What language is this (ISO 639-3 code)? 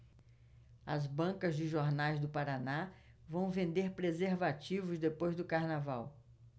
por